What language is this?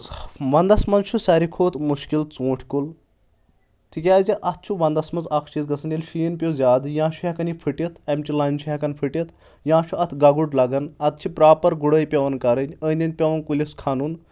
Kashmiri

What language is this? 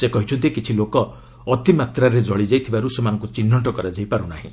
Odia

